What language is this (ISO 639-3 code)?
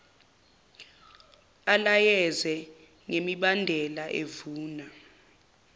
zul